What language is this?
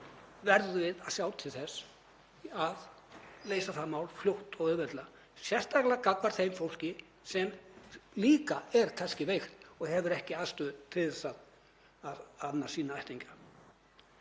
Icelandic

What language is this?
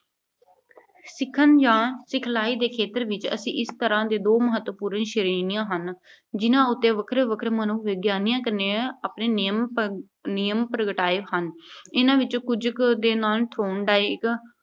Punjabi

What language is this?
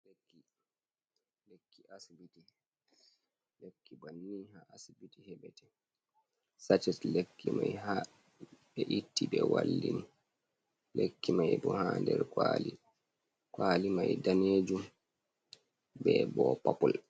Fula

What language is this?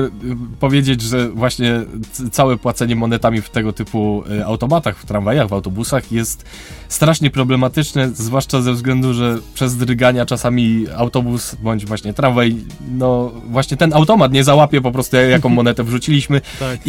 Polish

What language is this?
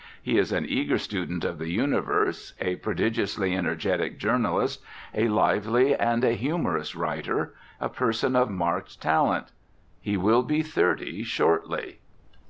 English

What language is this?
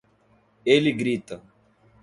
Portuguese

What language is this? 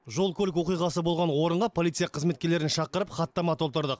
Kazakh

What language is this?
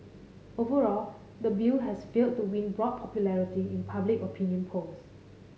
English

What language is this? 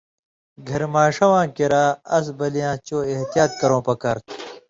Indus Kohistani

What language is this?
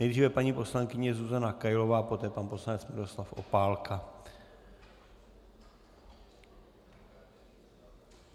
Czech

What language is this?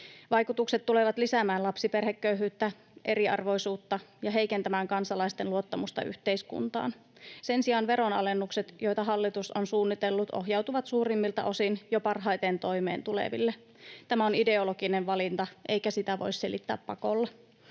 Finnish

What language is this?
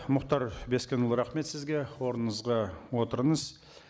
Kazakh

